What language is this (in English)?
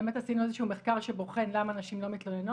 Hebrew